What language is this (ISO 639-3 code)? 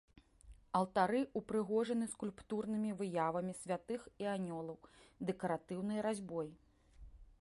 bel